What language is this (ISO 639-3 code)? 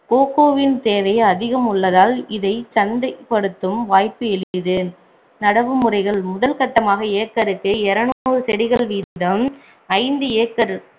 tam